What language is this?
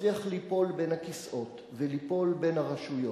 Hebrew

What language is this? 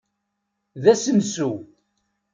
Kabyle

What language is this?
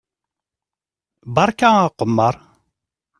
Kabyle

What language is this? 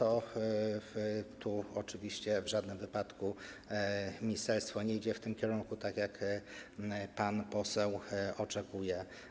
Polish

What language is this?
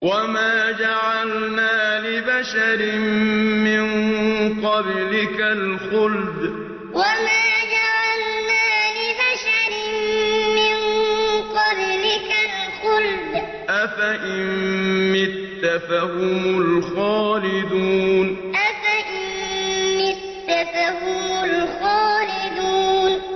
Arabic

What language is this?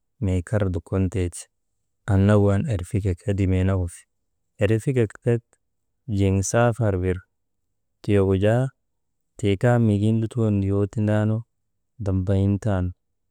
Maba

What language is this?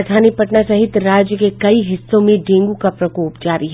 Hindi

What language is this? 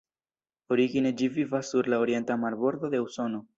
Esperanto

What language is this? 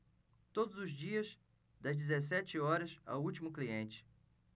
Portuguese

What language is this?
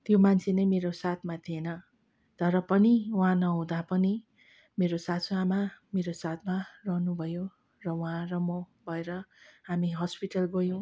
Nepali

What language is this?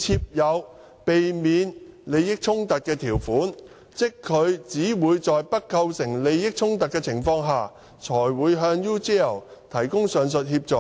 Cantonese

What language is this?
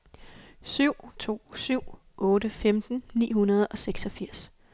Danish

